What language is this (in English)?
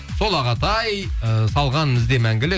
Kazakh